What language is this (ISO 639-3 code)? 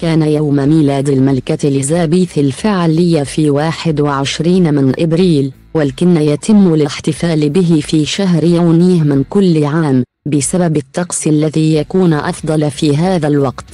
ara